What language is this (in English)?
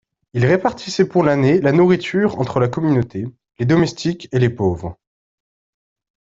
French